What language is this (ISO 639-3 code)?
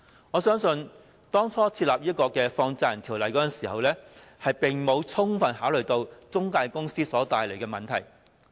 yue